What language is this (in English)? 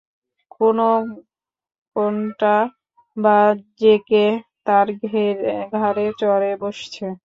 Bangla